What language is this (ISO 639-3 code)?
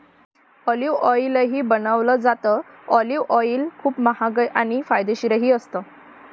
mar